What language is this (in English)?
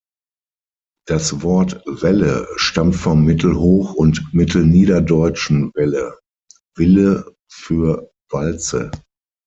German